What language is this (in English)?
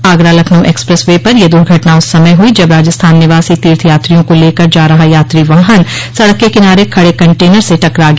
Hindi